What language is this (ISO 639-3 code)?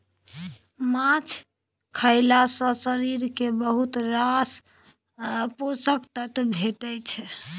mai